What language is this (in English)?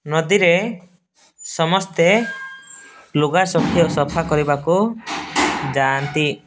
Odia